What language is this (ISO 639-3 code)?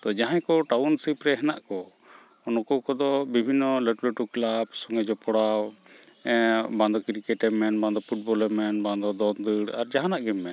sat